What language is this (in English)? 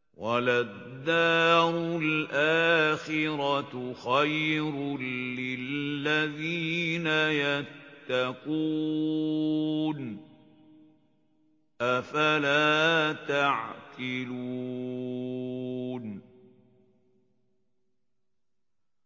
Arabic